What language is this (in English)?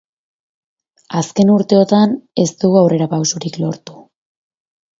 Basque